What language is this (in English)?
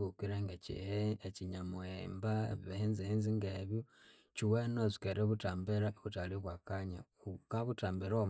Konzo